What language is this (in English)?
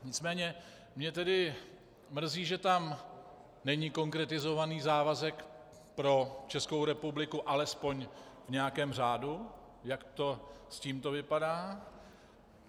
Czech